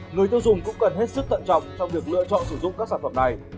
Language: Vietnamese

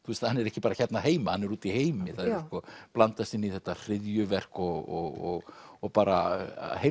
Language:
Icelandic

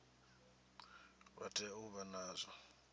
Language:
Venda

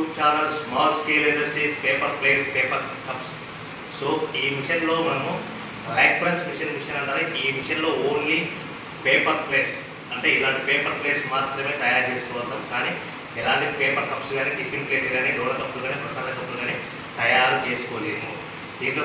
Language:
Hindi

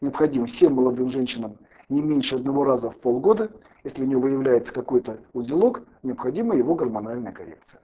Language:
Russian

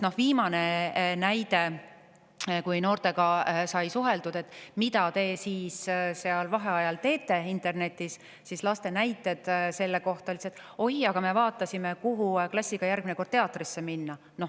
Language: Estonian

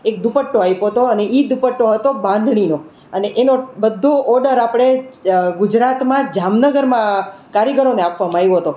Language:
Gujarati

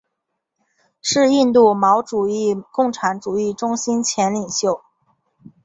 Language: Chinese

